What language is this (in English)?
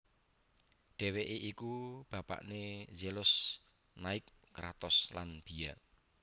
Javanese